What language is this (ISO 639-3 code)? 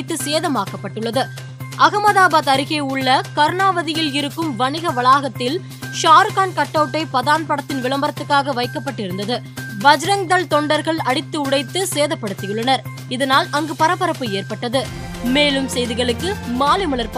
tam